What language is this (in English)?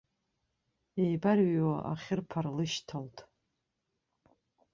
Abkhazian